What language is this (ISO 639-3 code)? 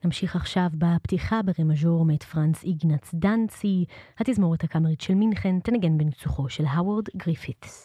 heb